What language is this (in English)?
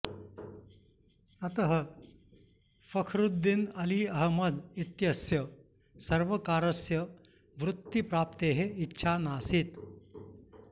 Sanskrit